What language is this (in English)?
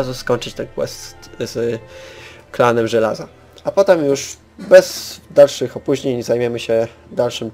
Polish